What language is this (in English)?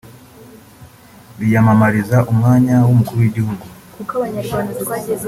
Kinyarwanda